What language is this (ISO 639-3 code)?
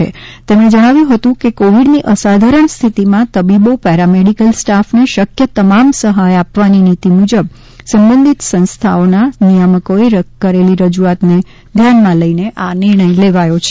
guj